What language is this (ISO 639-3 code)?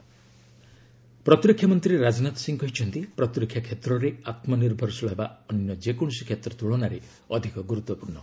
ori